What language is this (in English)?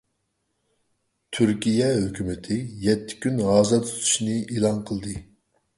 Uyghur